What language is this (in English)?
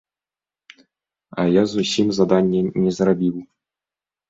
Belarusian